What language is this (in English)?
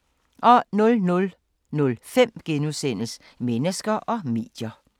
Danish